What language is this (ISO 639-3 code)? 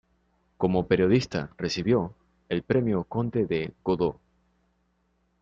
spa